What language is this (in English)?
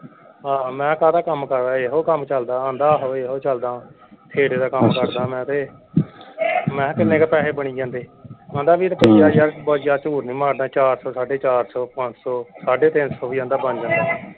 Punjabi